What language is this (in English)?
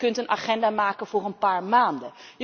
Dutch